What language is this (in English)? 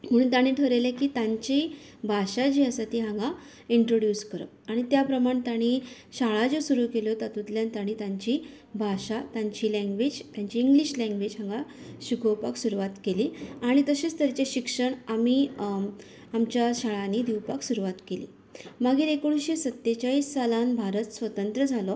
Konkani